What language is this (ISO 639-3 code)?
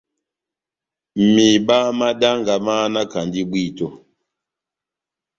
bnm